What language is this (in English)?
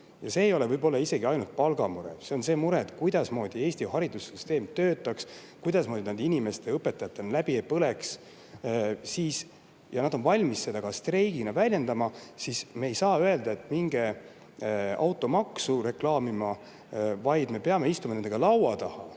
Estonian